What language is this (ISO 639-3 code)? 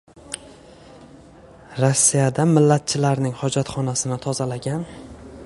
uzb